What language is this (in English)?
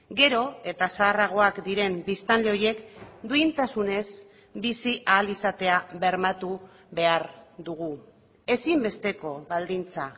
Basque